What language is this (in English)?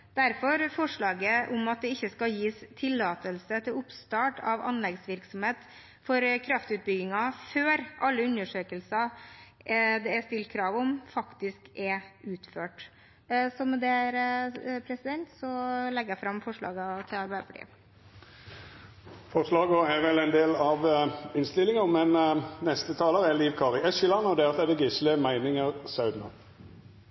Norwegian